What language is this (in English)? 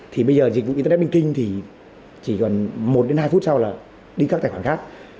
Vietnamese